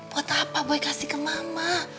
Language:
Indonesian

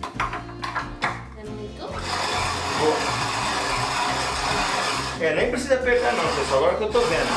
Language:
Portuguese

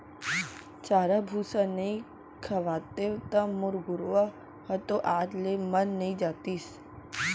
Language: Chhattisgarhi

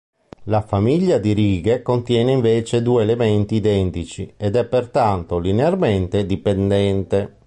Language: Italian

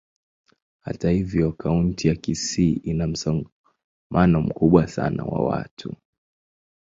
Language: Swahili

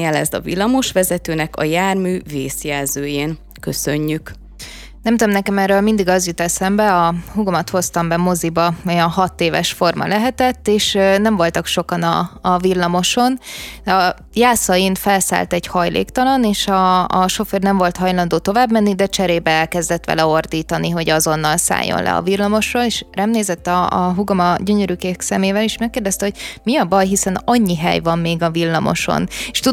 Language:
Hungarian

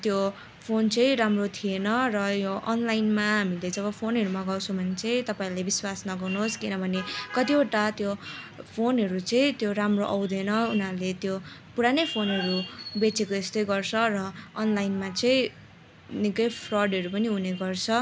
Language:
Nepali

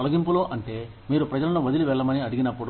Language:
Telugu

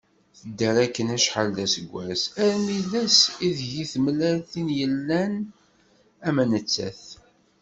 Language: Kabyle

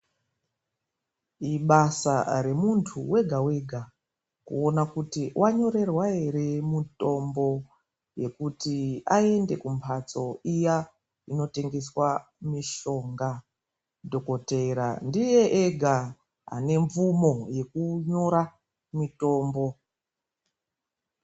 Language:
Ndau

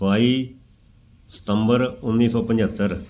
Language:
Punjabi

